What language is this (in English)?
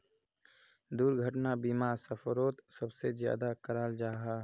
Magahi